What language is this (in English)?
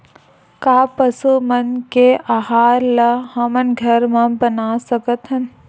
Chhattisgarhi